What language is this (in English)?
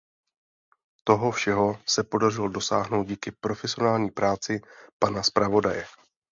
Czech